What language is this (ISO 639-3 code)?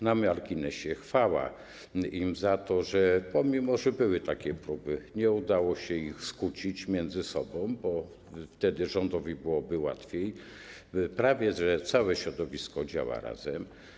pol